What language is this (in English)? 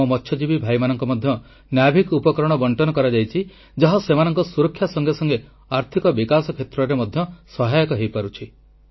Odia